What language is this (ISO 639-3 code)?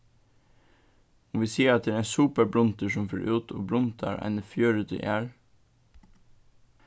fao